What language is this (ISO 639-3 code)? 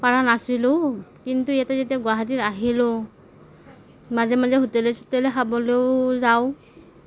asm